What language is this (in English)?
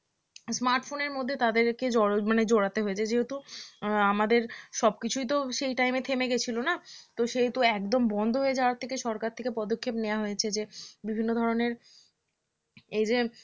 Bangla